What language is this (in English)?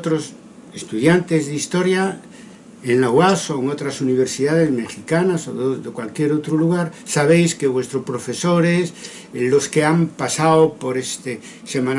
Spanish